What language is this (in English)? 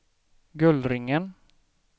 Swedish